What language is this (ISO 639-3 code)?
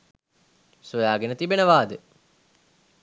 sin